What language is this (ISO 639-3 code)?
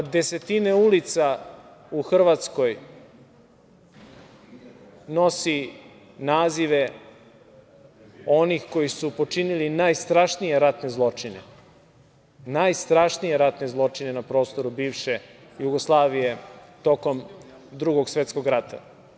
srp